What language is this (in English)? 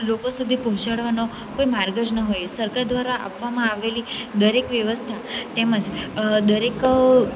Gujarati